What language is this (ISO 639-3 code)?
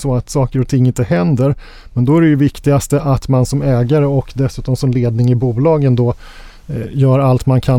swe